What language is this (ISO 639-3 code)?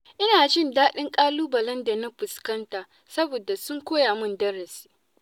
hau